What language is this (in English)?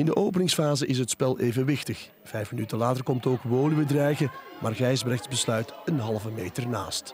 Dutch